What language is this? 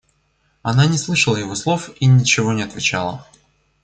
Russian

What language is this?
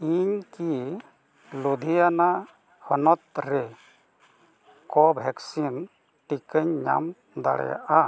Santali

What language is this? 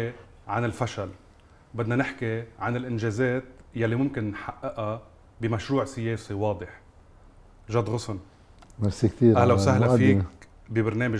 Arabic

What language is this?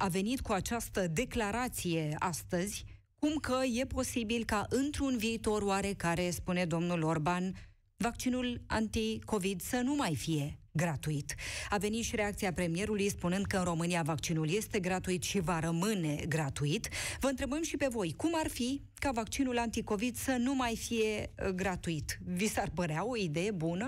Romanian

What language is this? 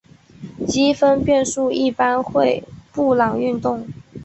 Chinese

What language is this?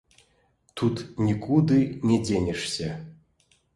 Belarusian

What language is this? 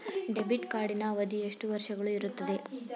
Kannada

